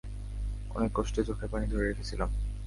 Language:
Bangla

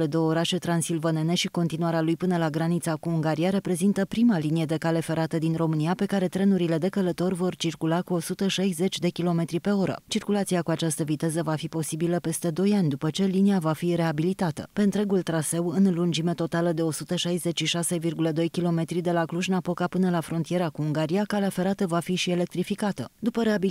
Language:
Romanian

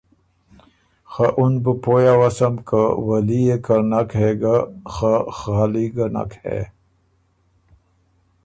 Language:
Ormuri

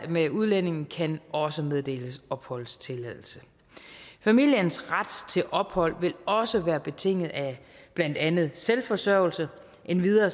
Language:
Danish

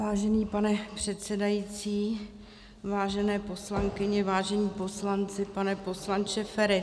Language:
Czech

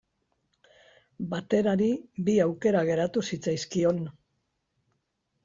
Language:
Basque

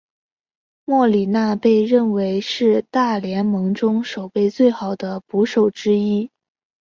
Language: Chinese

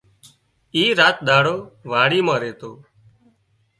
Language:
Wadiyara Koli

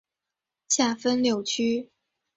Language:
Chinese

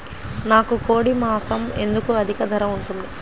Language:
Telugu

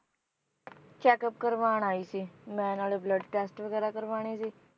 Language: Punjabi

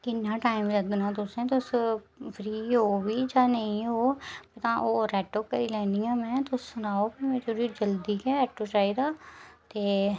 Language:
Dogri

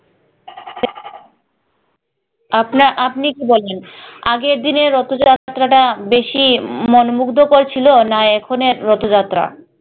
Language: Bangla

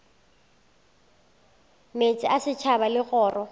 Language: Northern Sotho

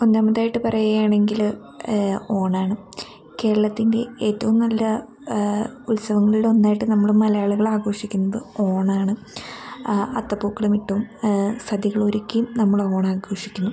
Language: Malayalam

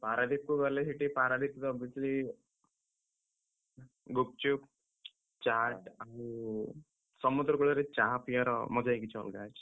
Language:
Odia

